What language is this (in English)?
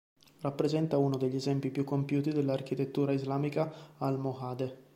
Italian